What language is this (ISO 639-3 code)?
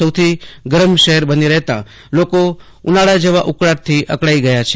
guj